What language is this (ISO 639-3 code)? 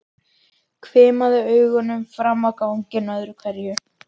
isl